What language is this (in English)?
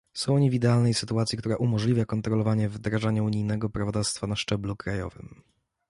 Polish